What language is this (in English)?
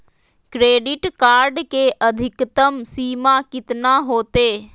Magahi